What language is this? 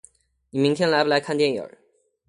Chinese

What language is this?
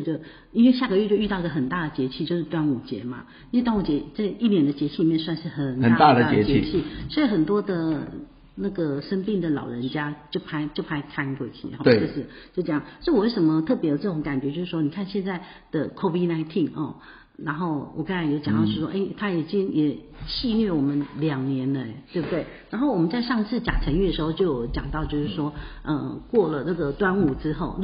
Chinese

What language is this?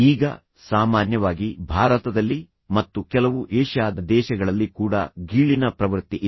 Kannada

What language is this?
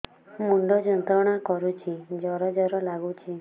Odia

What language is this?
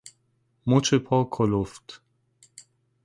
Persian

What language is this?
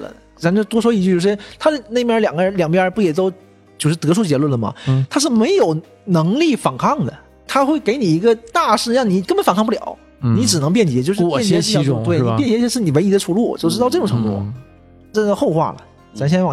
Chinese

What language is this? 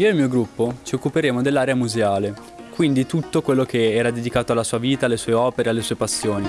Italian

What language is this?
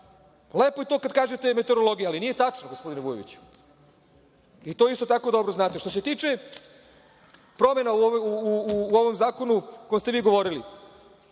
Serbian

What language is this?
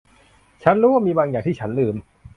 Thai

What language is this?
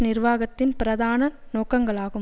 Tamil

